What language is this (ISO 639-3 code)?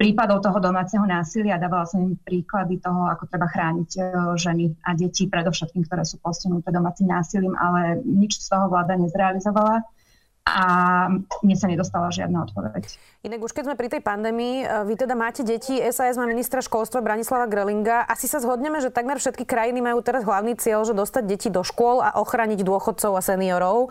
slk